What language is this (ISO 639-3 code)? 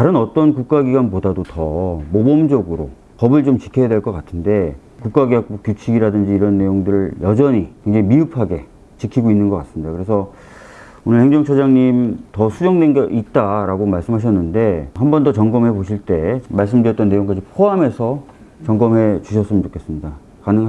kor